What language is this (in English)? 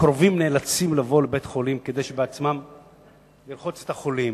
Hebrew